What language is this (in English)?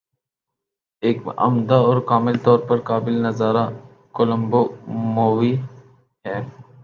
Urdu